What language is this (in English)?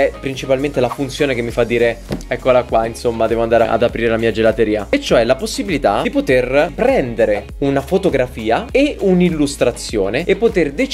Italian